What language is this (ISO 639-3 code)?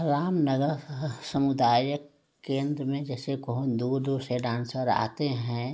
hin